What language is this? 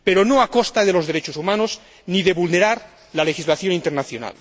Spanish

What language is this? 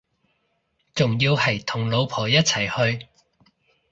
Cantonese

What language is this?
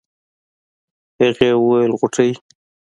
Pashto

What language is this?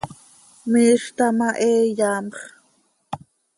Seri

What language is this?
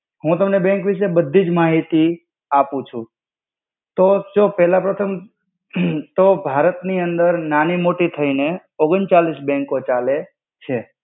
Gujarati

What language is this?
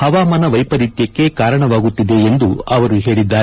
Kannada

